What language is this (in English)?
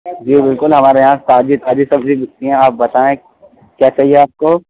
Urdu